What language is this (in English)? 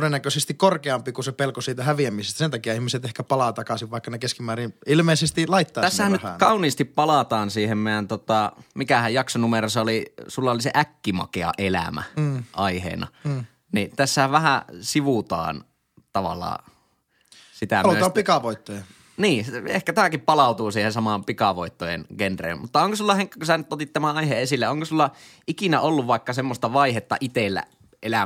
Finnish